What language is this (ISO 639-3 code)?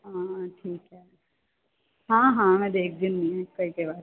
pan